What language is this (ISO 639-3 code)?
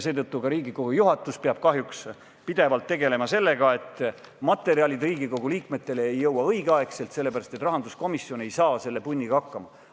est